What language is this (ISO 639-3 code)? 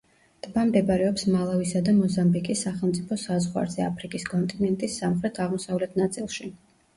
kat